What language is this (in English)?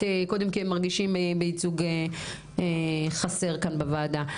Hebrew